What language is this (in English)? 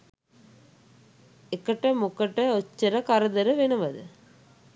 Sinhala